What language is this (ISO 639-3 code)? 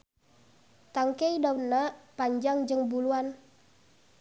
sun